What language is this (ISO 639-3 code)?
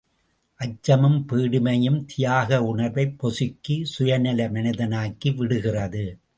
tam